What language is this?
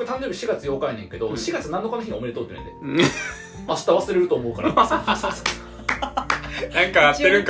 Japanese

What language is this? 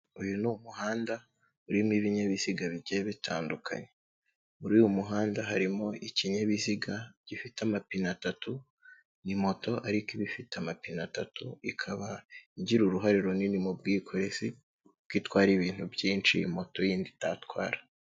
Kinyarwanda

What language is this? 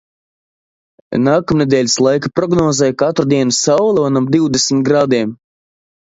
Latvian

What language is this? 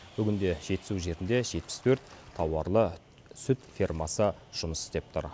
Kazakh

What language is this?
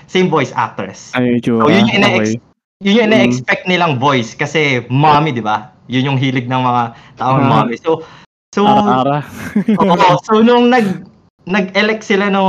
Filipino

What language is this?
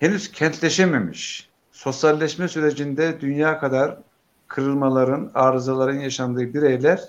Turkish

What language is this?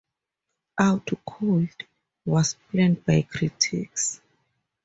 English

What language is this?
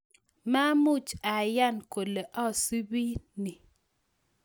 Kalenjin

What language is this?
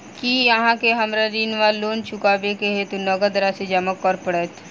Maithili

